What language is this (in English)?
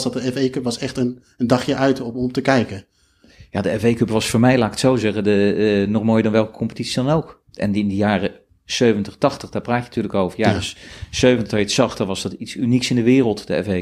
Dutch